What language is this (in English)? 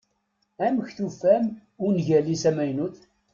Kabyle